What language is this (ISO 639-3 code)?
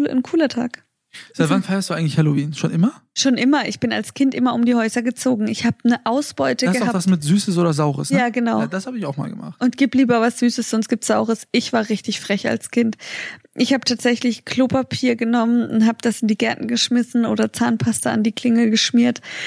deu